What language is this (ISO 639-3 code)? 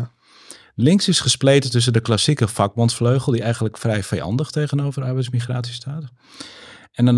nld